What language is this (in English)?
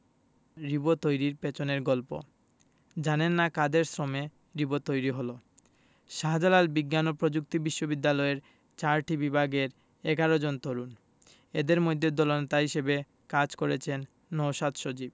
Bangla